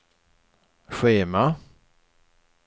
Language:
Swedish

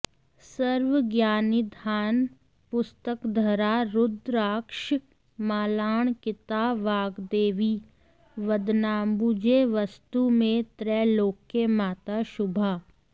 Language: Sanskrit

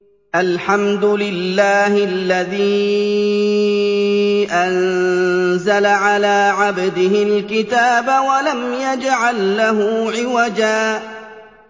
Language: Arabic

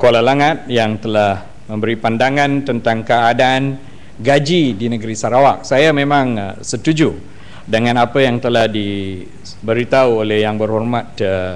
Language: Malay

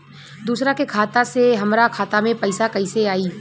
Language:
Bhojpuri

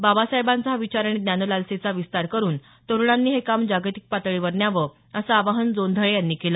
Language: Marathi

